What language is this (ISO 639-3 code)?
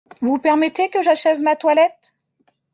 fra